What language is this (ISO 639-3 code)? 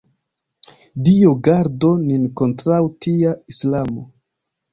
epo